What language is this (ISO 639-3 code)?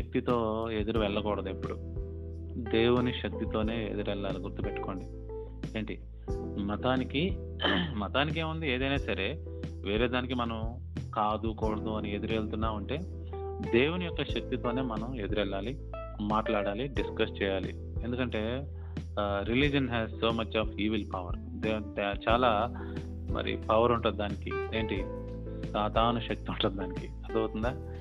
tel